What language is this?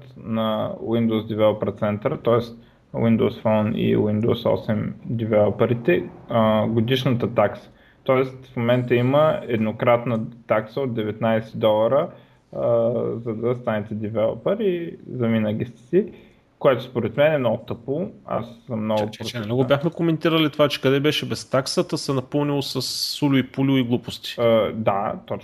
Bulgarian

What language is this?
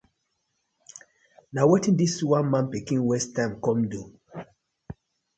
Nigerian Pidgin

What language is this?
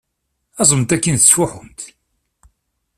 Kabyle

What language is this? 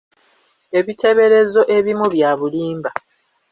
Ganda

